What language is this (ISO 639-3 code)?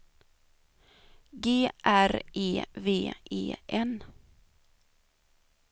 swe